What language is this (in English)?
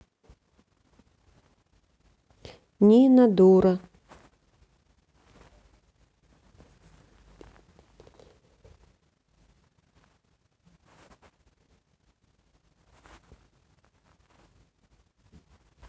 Russian